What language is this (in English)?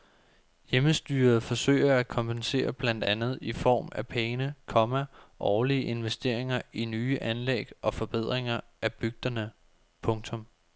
Danish